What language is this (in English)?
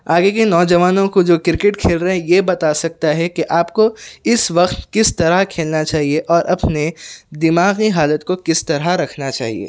Urdu